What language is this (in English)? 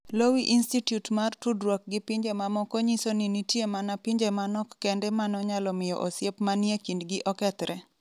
Luo (Kenya and Tanzania)